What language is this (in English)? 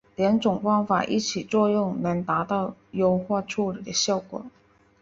Chinese